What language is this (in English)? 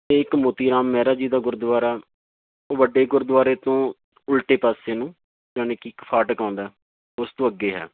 Punjabi